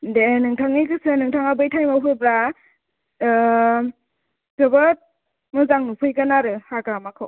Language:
Bodo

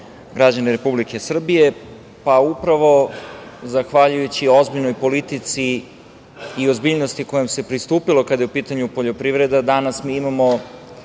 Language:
Serbian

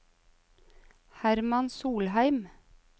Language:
Norwegian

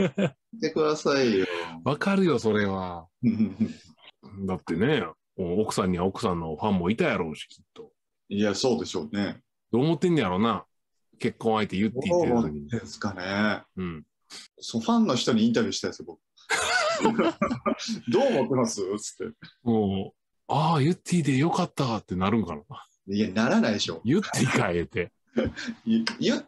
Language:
Japanese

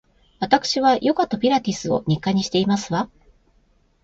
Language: Japanese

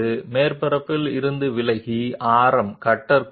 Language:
Telugu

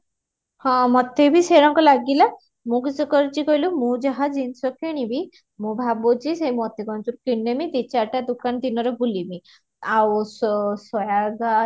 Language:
Odia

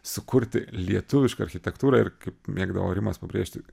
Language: Lithuanian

